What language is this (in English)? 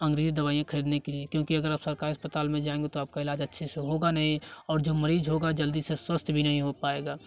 Hindi